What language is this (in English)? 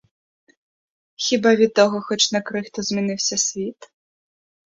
Ukrainian